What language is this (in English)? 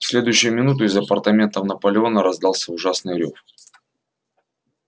Russian